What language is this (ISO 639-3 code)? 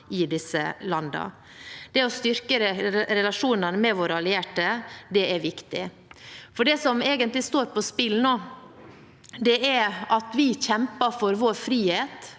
nor